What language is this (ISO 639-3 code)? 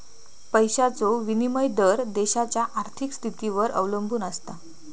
mar